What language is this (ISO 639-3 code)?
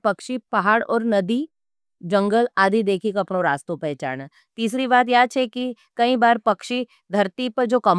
noe